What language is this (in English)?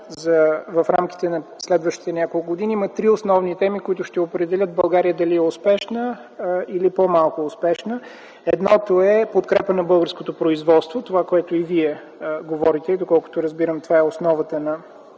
Bulgarian